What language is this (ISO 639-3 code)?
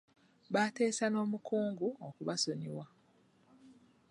lug